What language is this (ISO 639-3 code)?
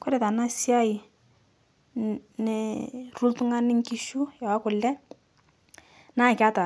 mas